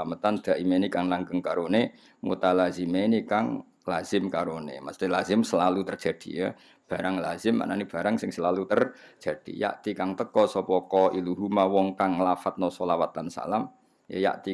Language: Indonesian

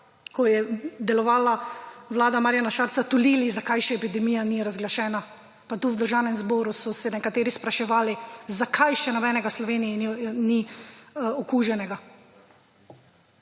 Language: Slovenian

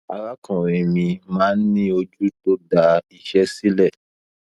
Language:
Yoruba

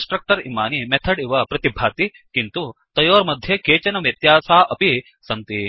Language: Sanskrit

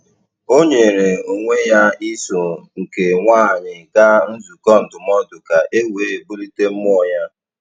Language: Igbo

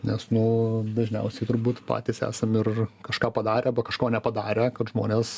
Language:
Lithuanian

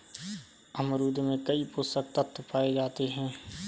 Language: Hindi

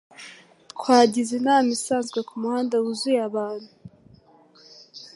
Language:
Kinyarwanda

